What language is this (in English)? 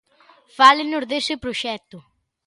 Galician